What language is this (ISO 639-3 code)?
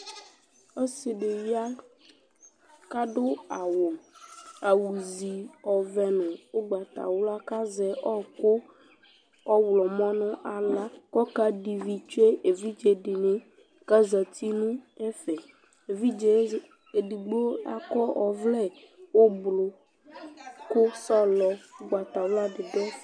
kpo